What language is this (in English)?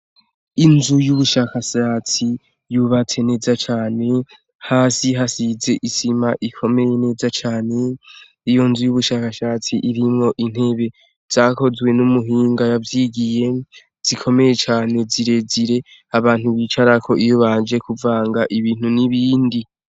Rundi